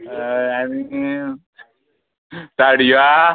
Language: Konkani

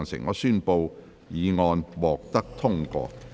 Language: Cantonese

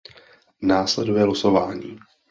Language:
Czech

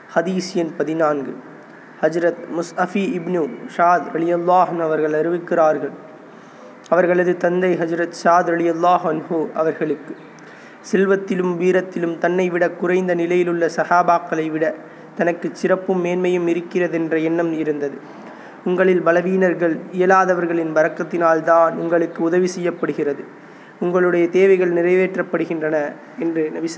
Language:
Tamil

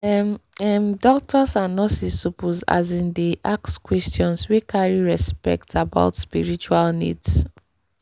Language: Nigerian Pidgin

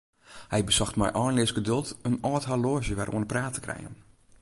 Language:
Western Frisian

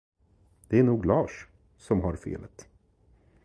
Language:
Swedish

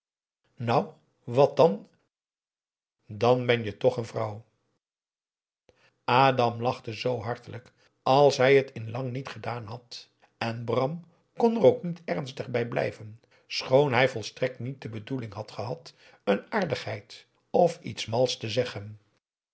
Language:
Dutch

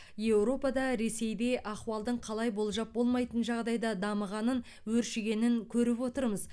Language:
Kazakh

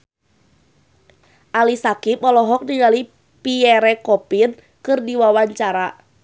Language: Sundanese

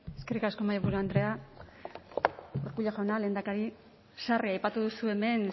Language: Basque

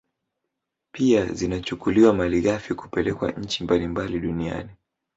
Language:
Swahili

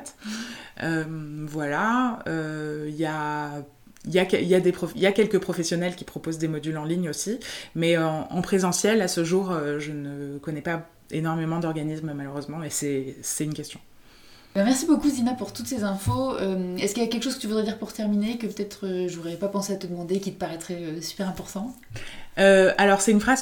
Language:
French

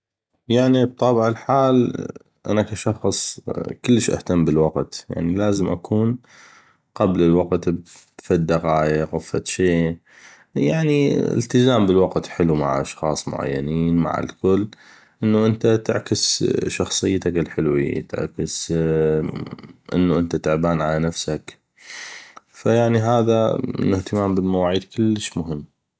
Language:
North Mesopotamian Arabic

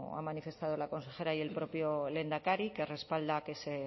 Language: Spanish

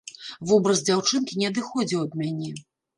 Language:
Belarusian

